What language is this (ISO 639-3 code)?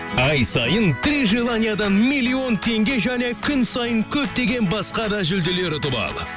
kaz